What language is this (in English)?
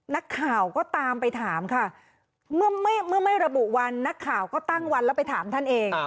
Thai